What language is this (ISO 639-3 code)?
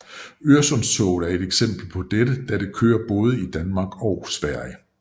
dan